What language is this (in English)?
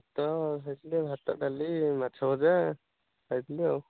Odia